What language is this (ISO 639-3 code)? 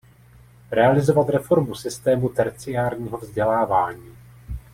ces